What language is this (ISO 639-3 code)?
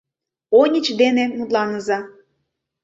chm